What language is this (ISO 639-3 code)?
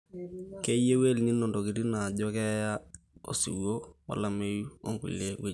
mas